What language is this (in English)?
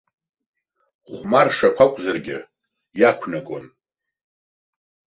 Abkhazian